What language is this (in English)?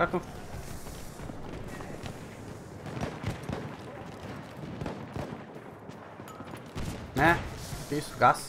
Portuguese